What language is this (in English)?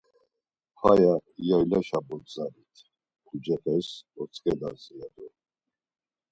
Laz